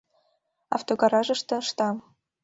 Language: Mari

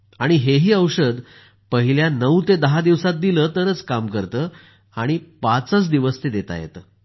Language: Marathi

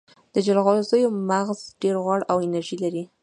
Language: Pashto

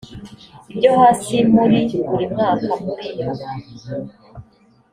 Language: Kinyarwanda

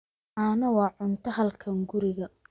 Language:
Somali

